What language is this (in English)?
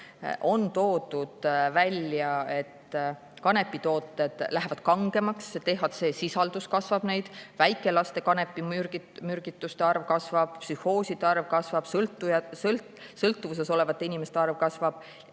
Estonian